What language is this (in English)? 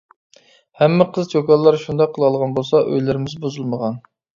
Uyghur